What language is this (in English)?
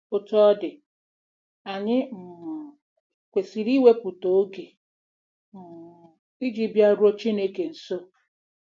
Igbo